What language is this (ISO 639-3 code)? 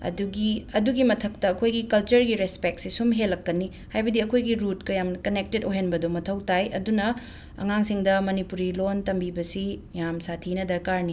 mni